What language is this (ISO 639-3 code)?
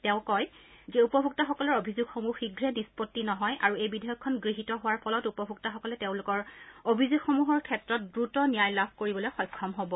asm